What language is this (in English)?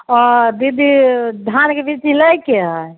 Maithili